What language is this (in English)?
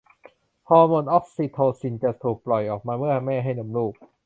Thai